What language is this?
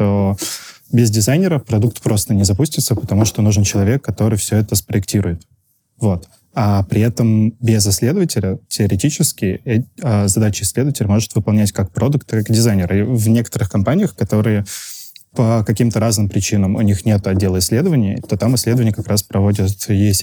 Russian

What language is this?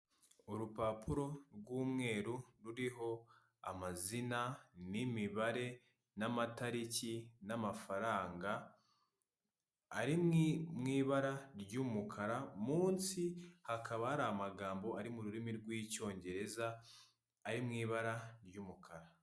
Kinyarwanda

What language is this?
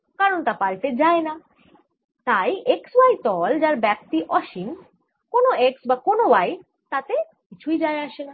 Bangla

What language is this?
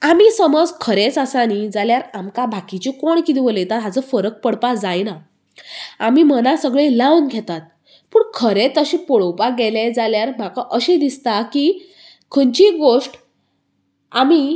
Konkani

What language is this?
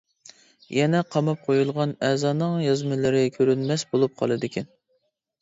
Uyghur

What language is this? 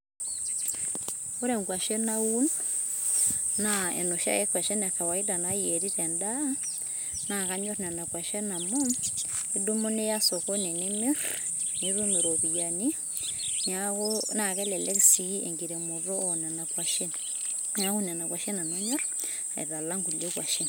Masai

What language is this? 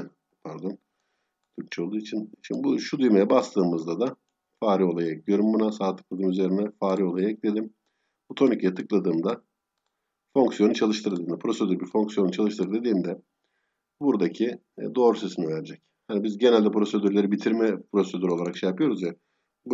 Turkish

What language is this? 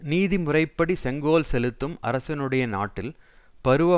Tamil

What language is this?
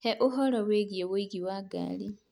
Kikuyu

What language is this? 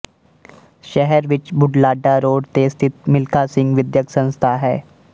Punjabi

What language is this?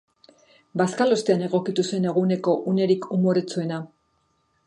Basque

